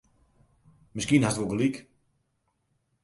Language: Western Frisian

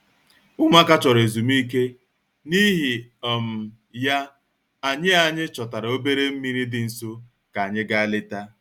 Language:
Igbo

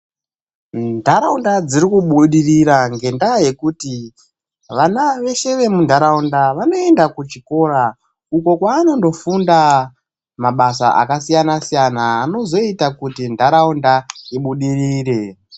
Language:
Ndau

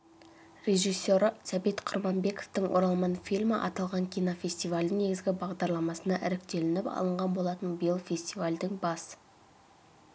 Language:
Kazakh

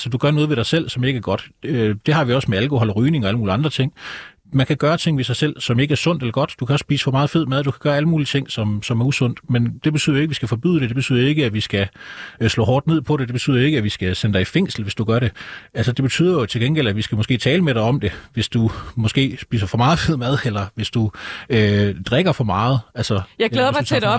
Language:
Danish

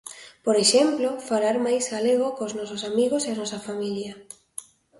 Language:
Galician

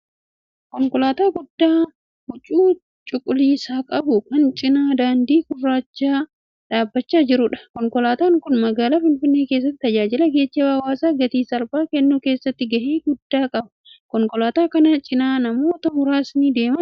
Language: Oromo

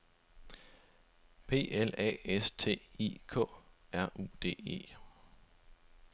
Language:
Danish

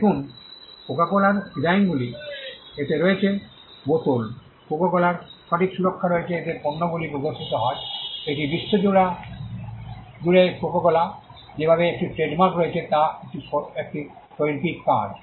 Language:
Bangla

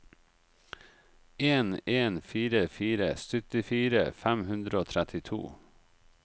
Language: Norwegian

